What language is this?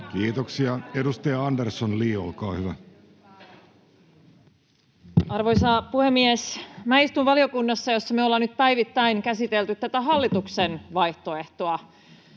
Finnish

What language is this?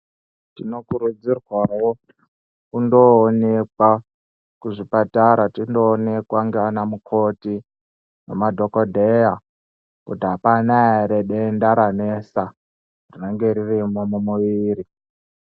Ndau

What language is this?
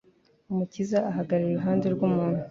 Kinyarwanda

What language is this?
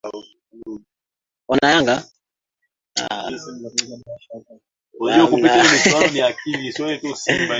Swahili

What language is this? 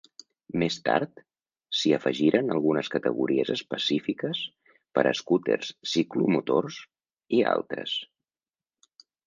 Catalan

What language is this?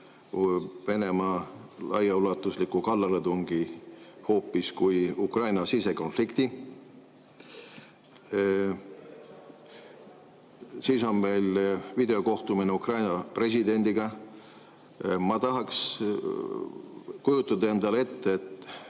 Estonian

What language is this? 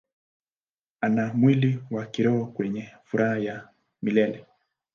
Swahili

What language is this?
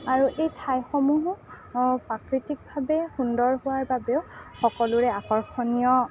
Assamese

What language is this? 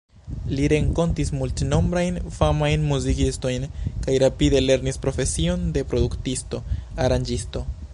Esperanto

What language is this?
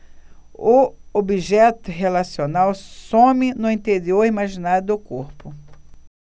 Portuguese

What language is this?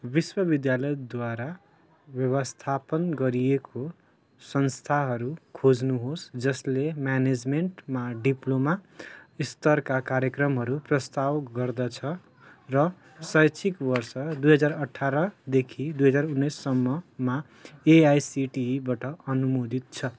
Nepali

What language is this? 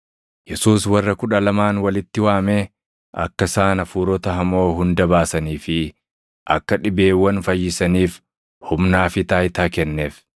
Oromo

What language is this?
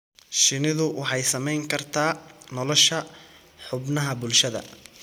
Somali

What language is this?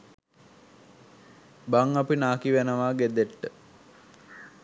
Sinhala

